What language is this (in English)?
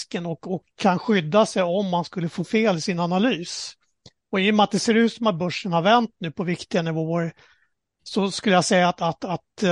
Swedish